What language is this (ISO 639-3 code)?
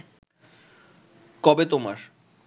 ben